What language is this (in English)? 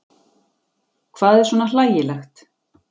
Icelandic